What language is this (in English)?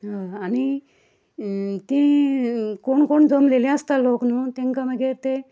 Konkani